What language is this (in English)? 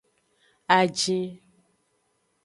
Aja (Benin)